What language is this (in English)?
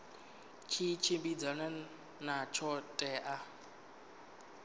Venda